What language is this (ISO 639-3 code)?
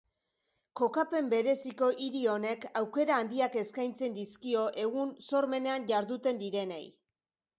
eus